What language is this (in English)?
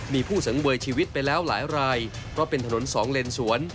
Thai